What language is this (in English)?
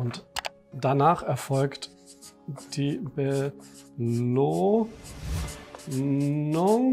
German